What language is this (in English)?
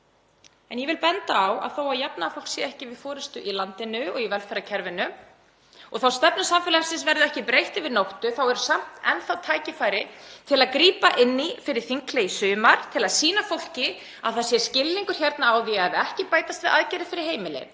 Icelandic